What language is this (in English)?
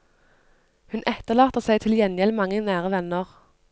Norwegian